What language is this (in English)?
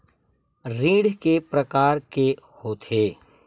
Chhattisgarhi